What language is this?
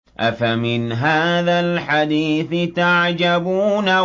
Arabic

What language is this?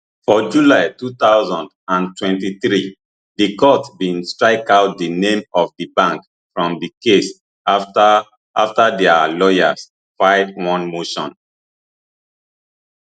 Nigerian Pidgin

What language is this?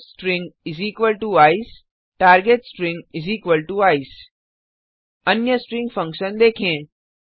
Hindi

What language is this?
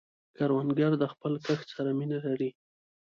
Pashto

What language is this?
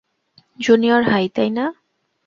Bangla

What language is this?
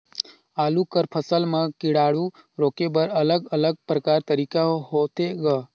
Chhattisgarhi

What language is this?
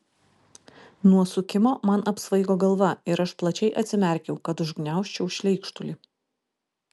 Lithuanian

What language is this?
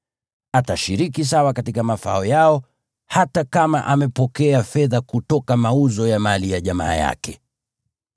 Swahili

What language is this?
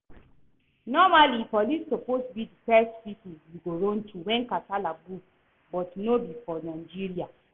Nigerian Pidgin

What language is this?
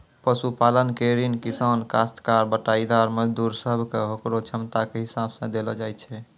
Maithili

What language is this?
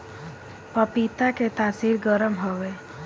Bhojpuri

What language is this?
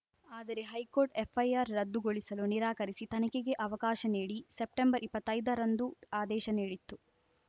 Kannada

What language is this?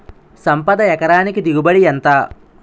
Telugu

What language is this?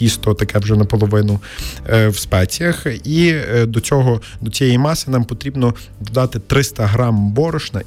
Ukrainian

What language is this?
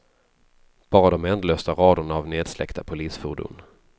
Swedish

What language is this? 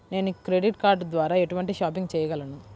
Telugu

